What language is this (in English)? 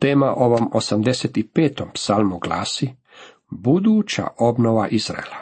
Croatian